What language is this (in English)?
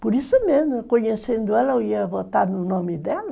Portuguese